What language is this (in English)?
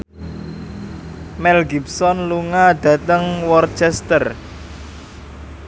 Javanese